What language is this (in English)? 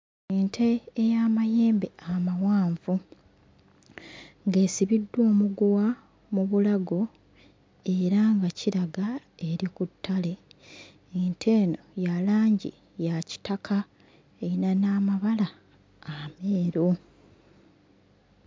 Ganda